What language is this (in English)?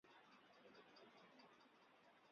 Chinese